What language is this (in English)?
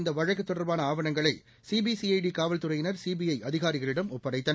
Tamil